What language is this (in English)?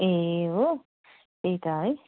Nepali